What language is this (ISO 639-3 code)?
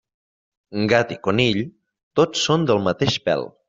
cat